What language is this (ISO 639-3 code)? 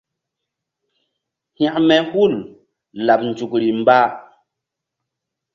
mdd